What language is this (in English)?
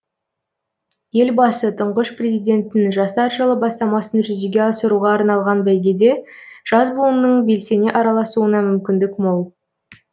Kazakh